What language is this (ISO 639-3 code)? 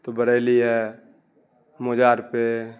urd